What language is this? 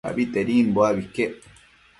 Matsés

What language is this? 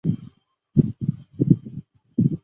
Chinese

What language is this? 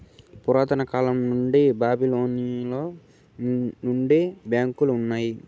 Telugu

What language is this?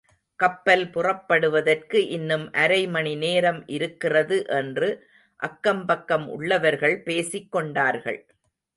Tamil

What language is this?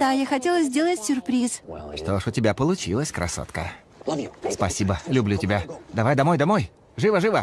Russian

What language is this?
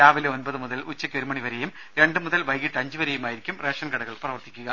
Malayalam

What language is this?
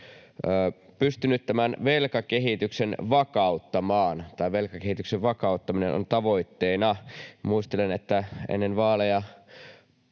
Finnish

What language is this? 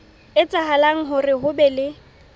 Southern Sotho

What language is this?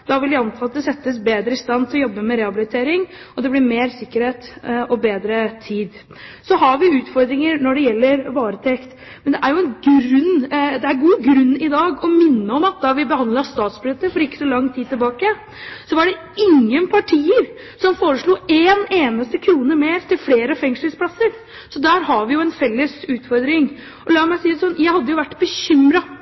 Norwegian Bokmål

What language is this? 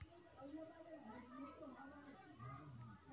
Chhattisgarhi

